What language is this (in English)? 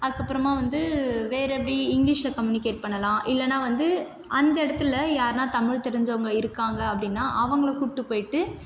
Tamil